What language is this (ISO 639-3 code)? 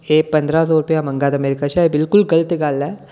doi